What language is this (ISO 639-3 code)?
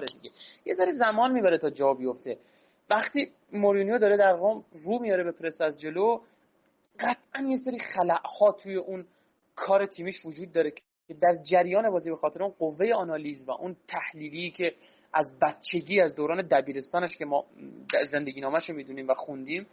fas